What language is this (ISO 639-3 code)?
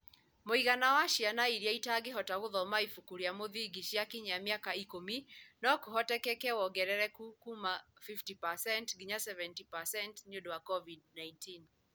kik